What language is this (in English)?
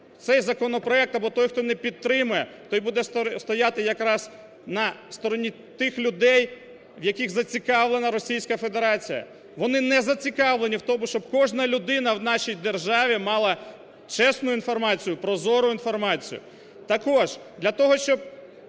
Ukrainian